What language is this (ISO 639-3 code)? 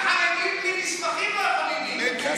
heb